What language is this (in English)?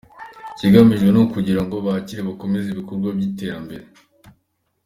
Kinyarwanda